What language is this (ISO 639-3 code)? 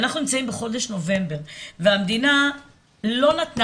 heb